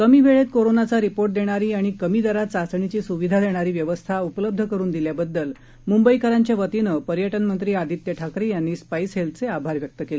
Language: Marathi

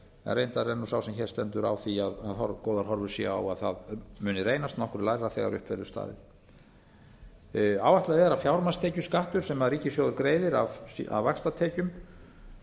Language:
Icelandic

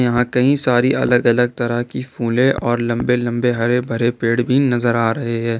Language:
Hindi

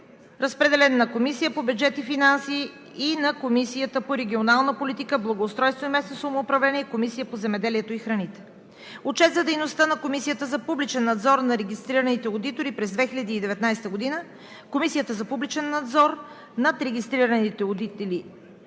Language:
Bulgarian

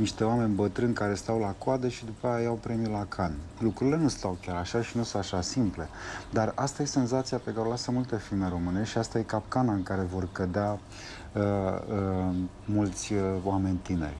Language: Romanian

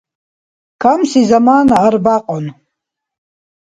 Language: Dargwa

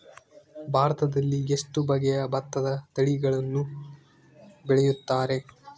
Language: Kannada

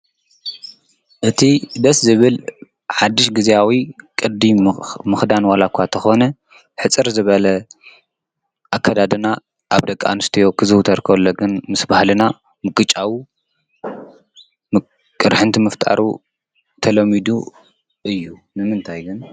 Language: Tigrinya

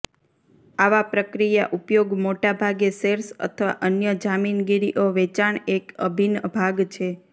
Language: Gujarati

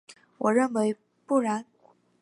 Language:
Chinese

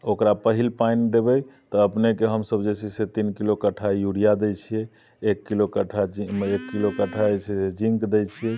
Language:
Maithili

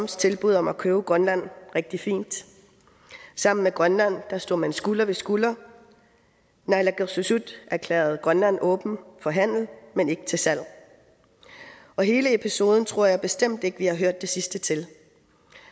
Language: Danish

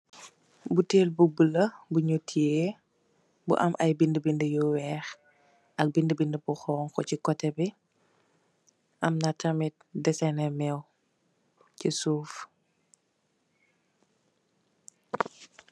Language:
Wolof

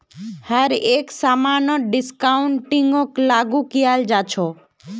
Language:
Magahi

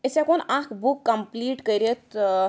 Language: Kashmiri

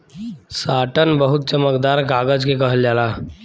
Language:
Bhojpuri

